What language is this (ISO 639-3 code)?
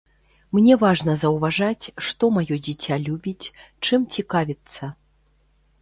bel